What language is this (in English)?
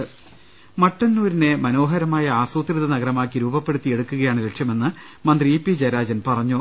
Malayalam